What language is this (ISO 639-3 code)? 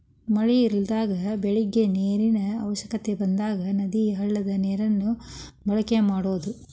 kan